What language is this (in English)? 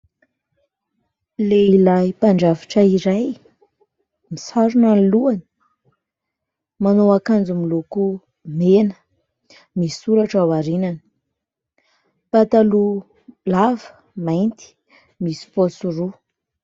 Malagasy